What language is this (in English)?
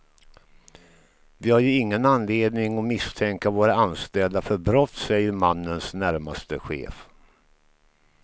Swedish